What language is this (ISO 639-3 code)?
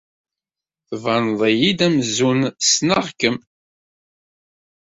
kab